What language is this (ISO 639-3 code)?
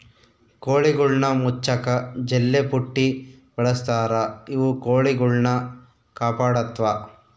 kan